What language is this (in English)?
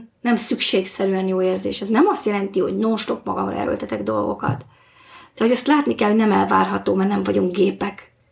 Hungarian